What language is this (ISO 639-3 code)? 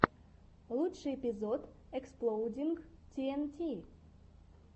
rus